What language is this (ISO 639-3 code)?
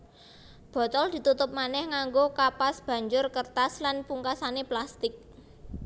jav